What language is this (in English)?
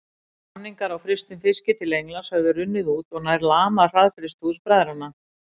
Icelandic